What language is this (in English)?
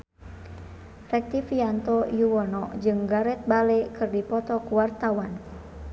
Sundanese